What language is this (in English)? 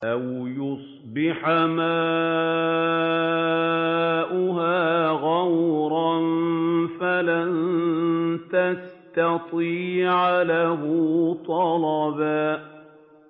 Arabic